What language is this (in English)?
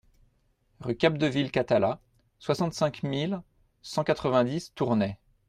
French